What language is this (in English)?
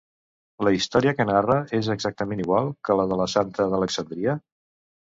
Catalan